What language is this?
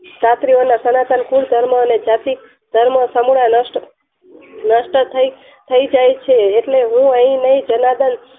Gujarati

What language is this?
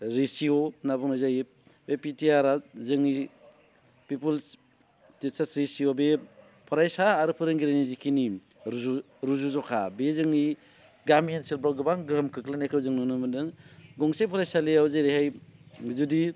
Bodo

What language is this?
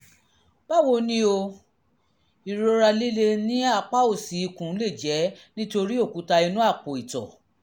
Yoruba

